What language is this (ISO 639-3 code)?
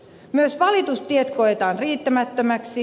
fin